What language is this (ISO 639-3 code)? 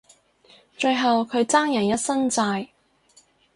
yue